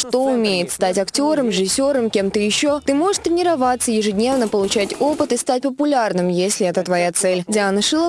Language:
Russian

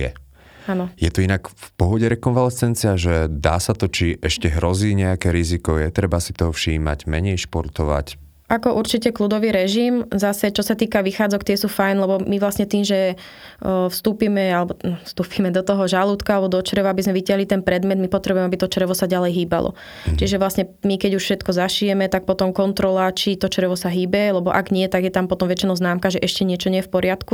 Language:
Slovak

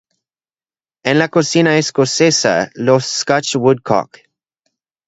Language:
Spanish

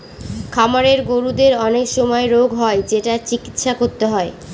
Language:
Bangla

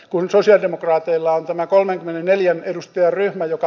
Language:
Finnish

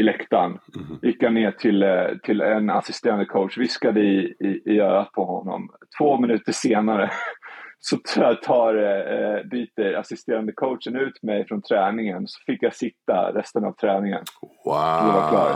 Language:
Swedish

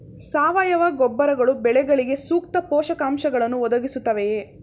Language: Kannada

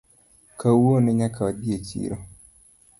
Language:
Luo (Kenya and Tanzania)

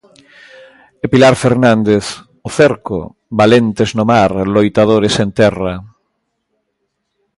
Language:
Galician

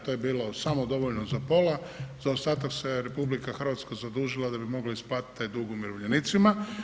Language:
Croatian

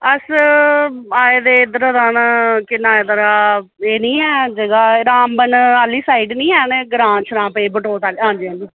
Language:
Dogri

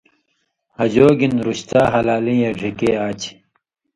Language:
Indus Kohistani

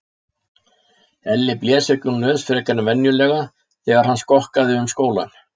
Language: Icelandic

